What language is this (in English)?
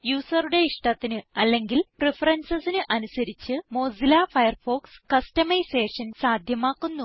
Malayalam